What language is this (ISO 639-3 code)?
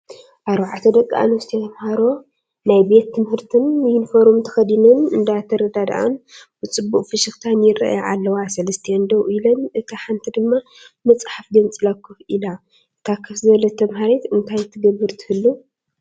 tir